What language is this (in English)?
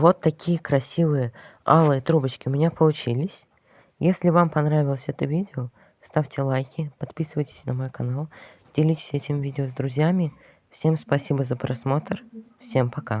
Russian